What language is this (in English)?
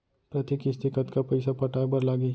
Chhattisgarhi